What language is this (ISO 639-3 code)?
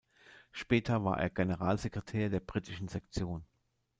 deu